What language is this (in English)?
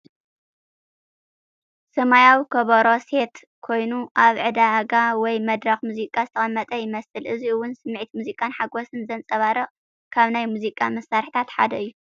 Tigrinya